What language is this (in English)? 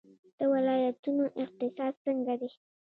Pashto